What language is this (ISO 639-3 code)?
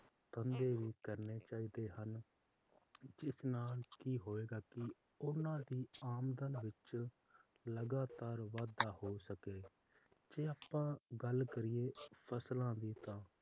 pan